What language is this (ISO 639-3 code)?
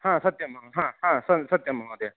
san